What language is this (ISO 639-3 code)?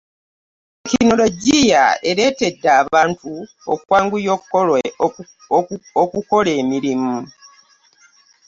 lug